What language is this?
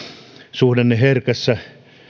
Finnish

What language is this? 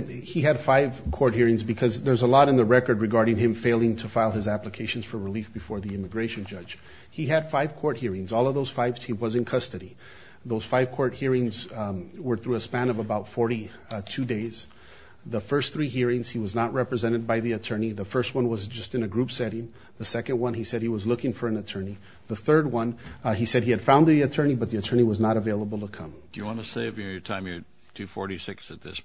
English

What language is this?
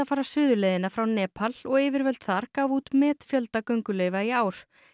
Icelandic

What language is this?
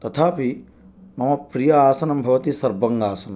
Sanskrit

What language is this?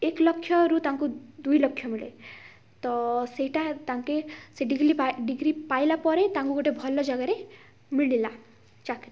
Odia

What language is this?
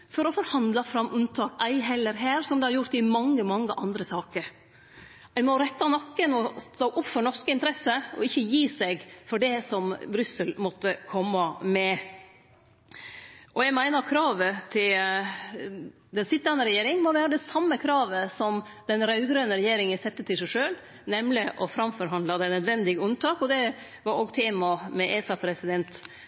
Norwegian Nynorsk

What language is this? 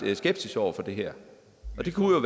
Danish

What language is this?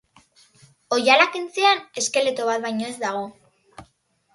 Basque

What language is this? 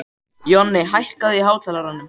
Icelandic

